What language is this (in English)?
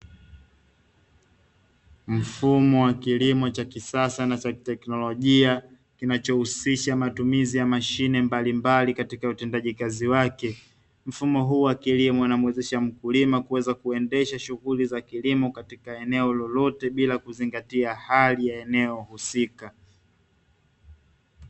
Swahili